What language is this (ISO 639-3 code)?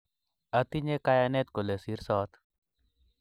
kln